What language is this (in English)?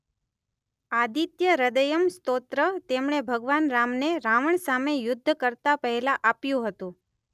Gujarati